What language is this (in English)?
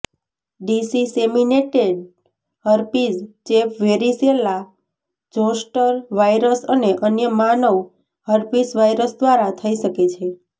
Gujarati